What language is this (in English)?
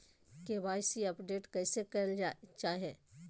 Magahi